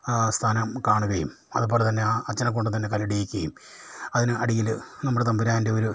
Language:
Malayalam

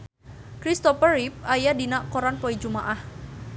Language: Sundanese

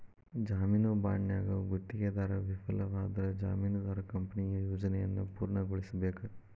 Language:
Kannada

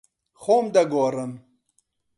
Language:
Central Kurdish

